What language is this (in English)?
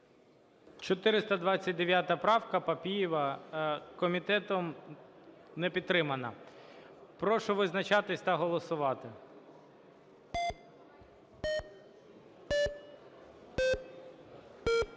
Ukrainian